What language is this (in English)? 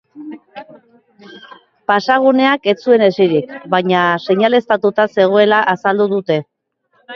Basque